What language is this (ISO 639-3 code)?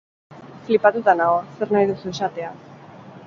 eus